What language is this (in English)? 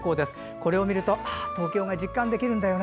Japanese